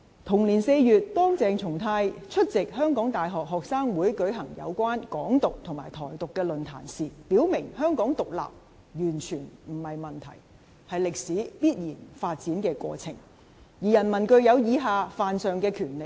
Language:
Cantonese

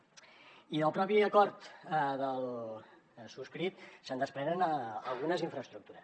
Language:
Catalan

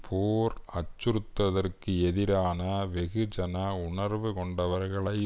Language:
Tamil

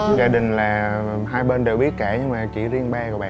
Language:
Vietnamese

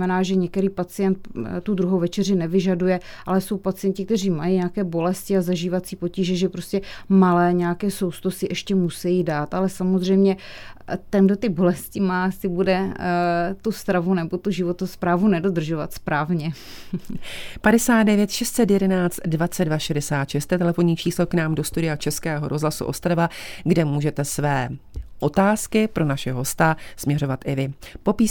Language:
Czech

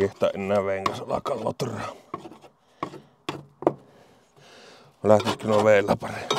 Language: Finnish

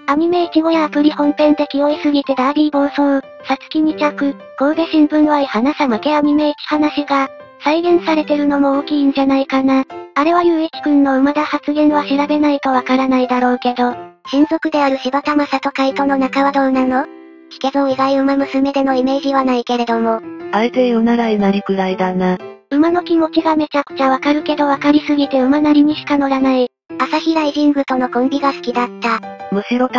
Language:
Japanese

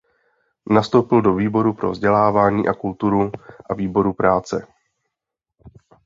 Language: Czech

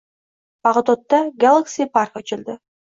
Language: Uzbek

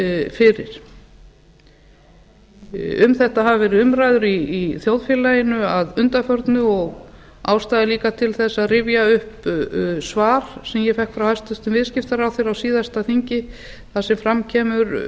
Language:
Icelandic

